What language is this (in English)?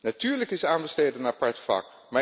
Dutch